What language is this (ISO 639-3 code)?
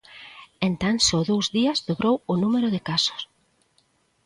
glg